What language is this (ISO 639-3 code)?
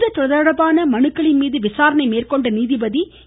tam